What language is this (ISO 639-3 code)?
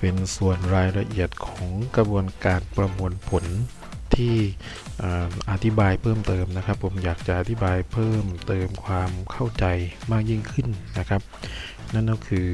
tha